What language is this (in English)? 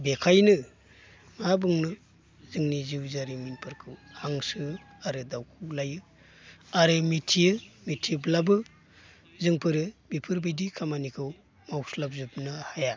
Bodo